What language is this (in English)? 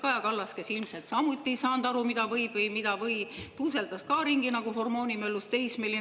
Estonian